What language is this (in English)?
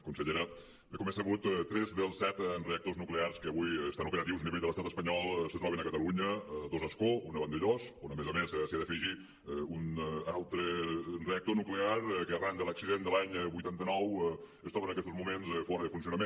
Catalan